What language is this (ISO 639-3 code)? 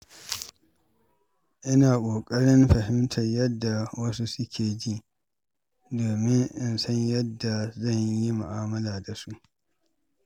hau